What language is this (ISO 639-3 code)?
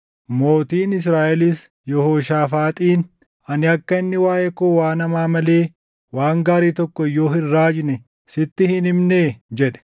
orm